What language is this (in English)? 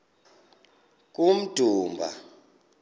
Xhosa